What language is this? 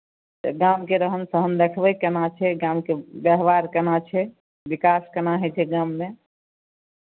Maithili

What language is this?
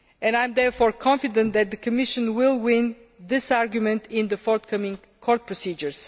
English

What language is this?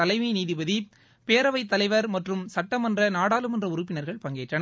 Tamil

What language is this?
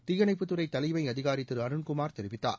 Tamil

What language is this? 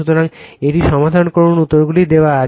Bangla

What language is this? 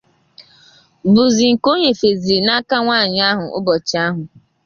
Igbo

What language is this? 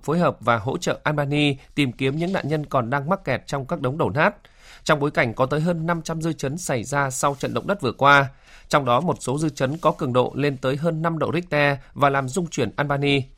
Vietnamese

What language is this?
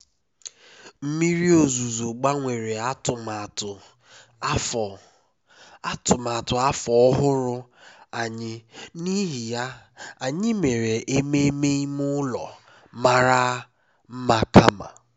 Igbo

